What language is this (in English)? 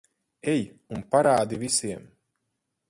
Latvian